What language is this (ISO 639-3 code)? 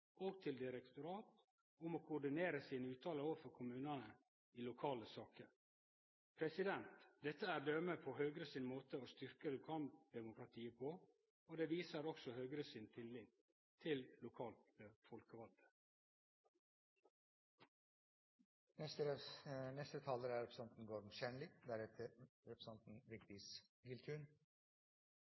nor